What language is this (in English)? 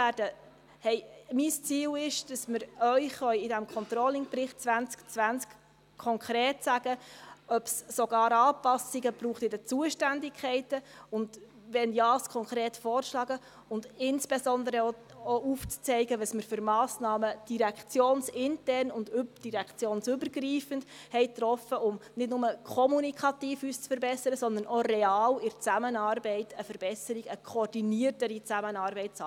Swiss German